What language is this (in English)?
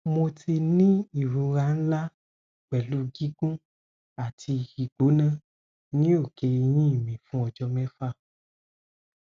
Yoruba